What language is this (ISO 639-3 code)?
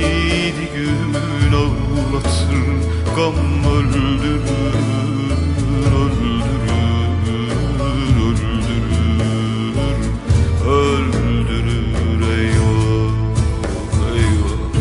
tur